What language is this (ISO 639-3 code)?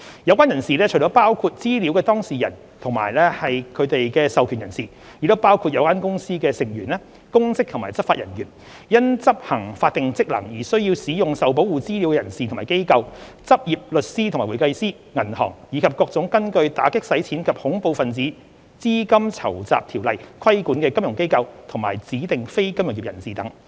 yue